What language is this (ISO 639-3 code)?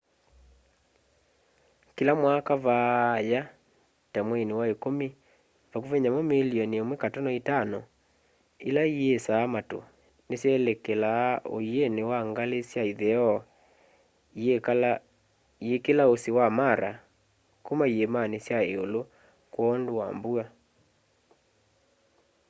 kam